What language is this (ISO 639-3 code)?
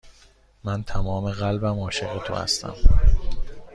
fas